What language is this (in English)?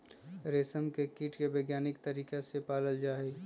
Magahi